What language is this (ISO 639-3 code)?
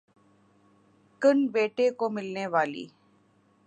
urd